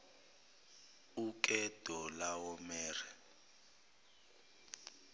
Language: Zulu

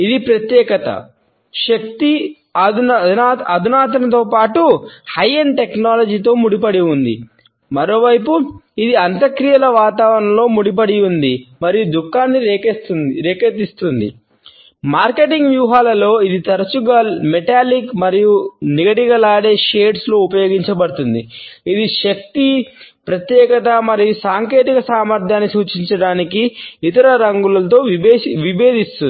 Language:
Telugu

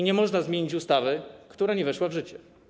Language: Polish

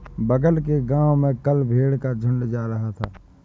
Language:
Hindi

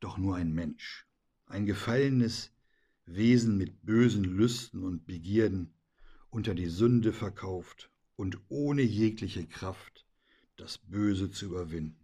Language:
German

